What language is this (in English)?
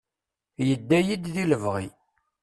Kabyle